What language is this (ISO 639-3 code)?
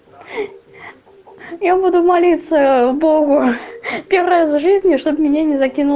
rus